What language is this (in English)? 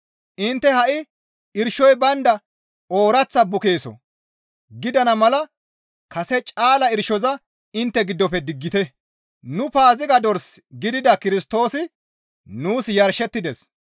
Gamo